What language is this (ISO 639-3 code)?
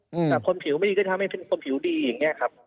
tha